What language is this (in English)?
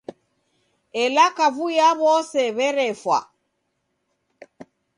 Taita